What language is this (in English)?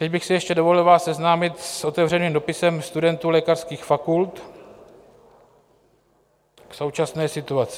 Czech